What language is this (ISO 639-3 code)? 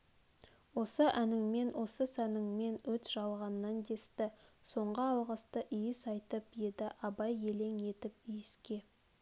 kaz